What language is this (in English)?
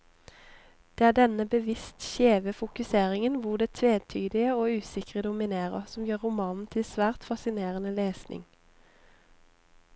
Norwegian